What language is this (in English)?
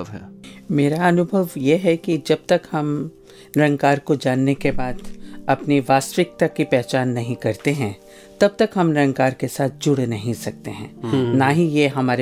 Hindi